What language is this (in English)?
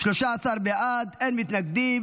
Hebrew